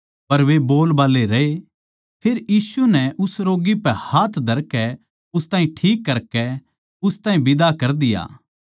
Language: Haryanvi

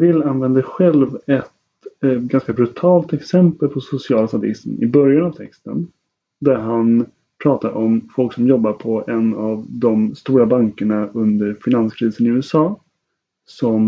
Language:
Swedish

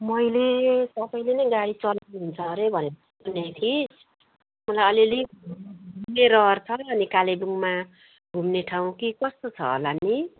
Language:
Nepali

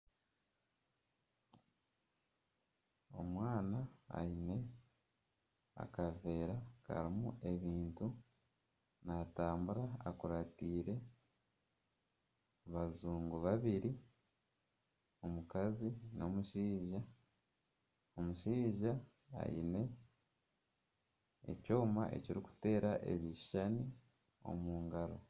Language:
Nyankole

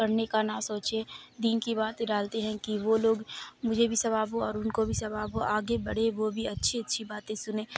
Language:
Urdu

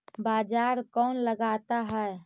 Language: Magahi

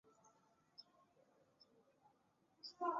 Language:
Chinese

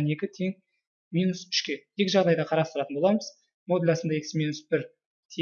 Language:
Turkish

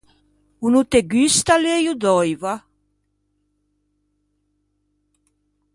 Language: Ligurian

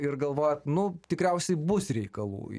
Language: Lithuanian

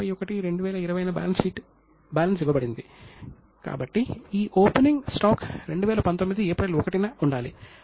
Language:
Telugu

